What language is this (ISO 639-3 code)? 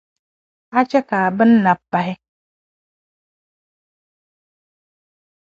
dag